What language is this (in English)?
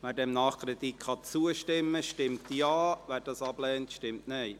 Swiss German